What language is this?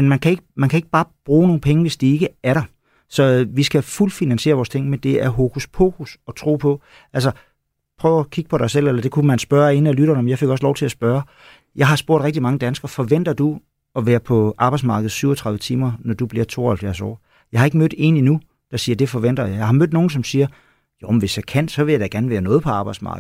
Danish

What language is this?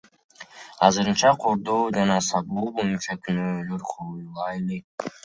Kyrgyz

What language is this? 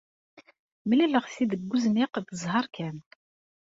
Kabyle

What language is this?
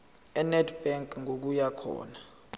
Zulu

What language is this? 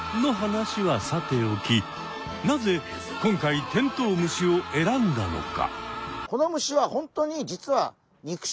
Japanese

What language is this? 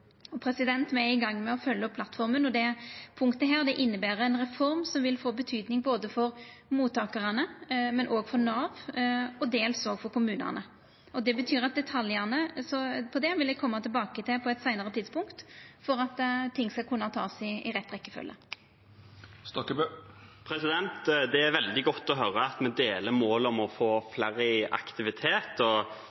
Norwegian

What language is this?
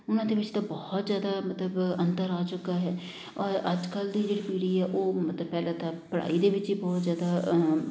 Punjabi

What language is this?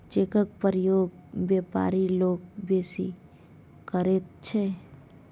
Maithili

